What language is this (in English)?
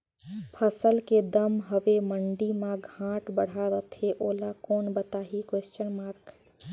Chhattisgarhi